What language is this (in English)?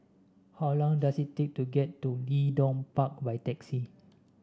English